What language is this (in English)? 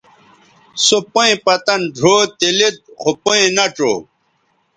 Bateri